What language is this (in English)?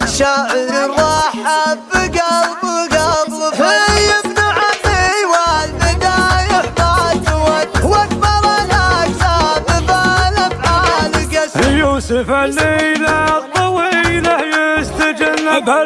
Arabic